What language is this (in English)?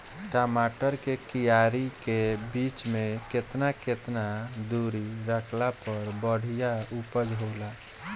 Bhojpuri